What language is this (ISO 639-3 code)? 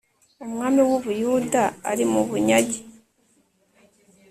kin